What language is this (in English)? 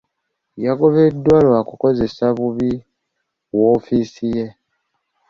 Ganda